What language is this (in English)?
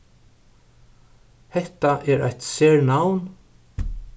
Faroese